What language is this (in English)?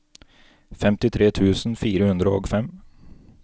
Norwegian